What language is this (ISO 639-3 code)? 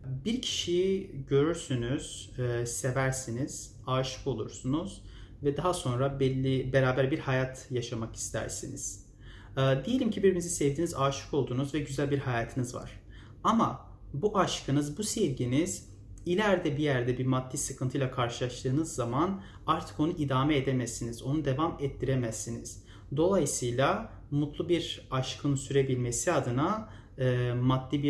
tur